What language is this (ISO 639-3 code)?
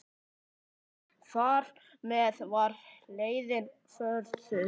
isl